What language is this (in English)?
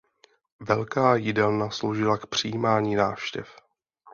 Czech